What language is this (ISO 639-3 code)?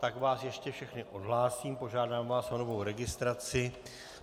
ces